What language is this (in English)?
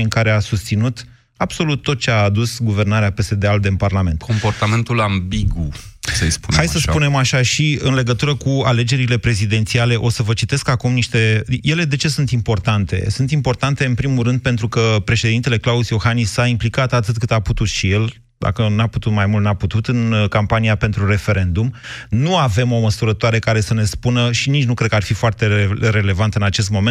Romanian